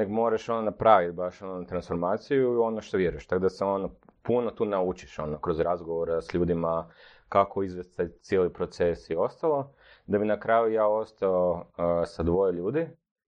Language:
Croatian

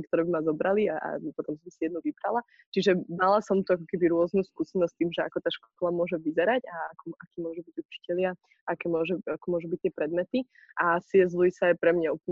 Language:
Slovak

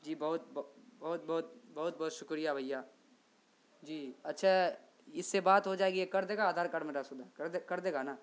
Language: Urdu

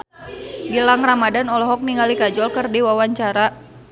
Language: Sundanese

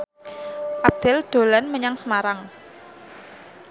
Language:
Javanese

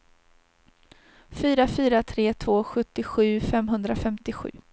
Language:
Swedish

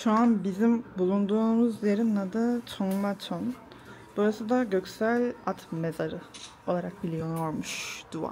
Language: Turkish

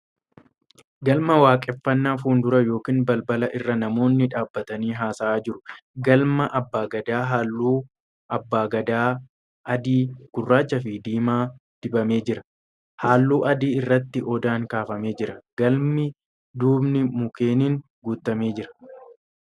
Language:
Oromo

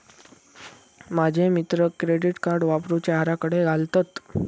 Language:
Marathi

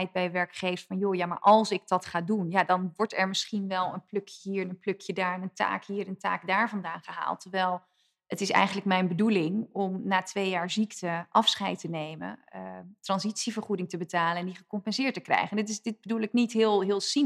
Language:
Dutch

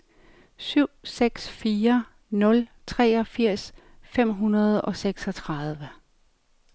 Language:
Danish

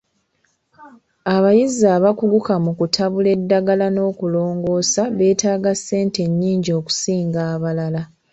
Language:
Ganda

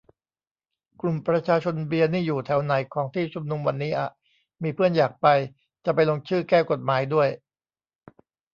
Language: Thai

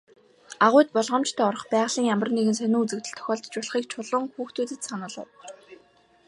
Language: Mongolian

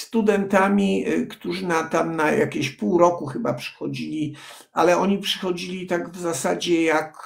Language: Polish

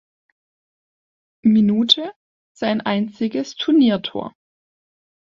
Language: German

